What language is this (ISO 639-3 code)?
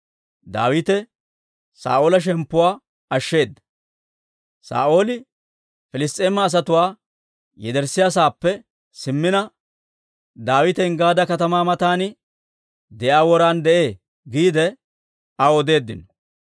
dwr